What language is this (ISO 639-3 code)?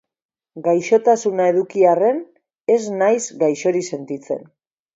eus